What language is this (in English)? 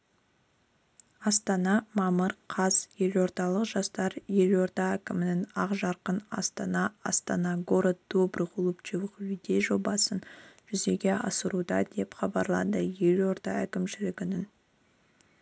Kazakh